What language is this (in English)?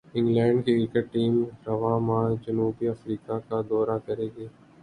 Urdu